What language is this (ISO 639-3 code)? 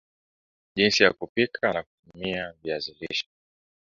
swa